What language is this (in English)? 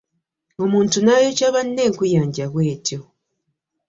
Ganda